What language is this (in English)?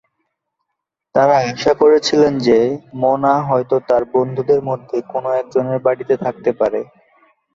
Bangla